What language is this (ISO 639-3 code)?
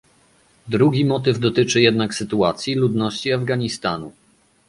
pol